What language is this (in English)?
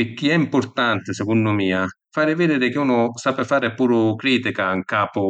Sicilian